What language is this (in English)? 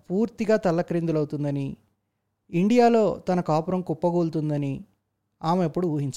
Telugu